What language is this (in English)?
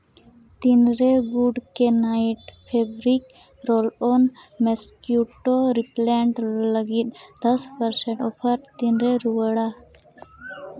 Santali